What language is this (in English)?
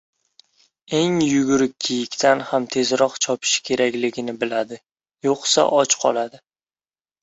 Uzbek